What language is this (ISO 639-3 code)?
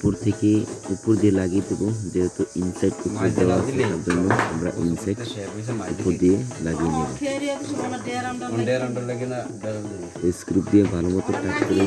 ron